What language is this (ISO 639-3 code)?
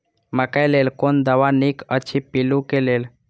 mai